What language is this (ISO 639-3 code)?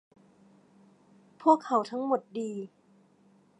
tha